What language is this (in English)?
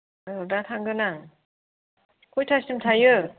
Bodo